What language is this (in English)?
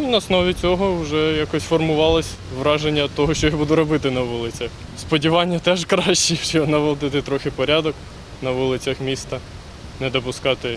Ukrainian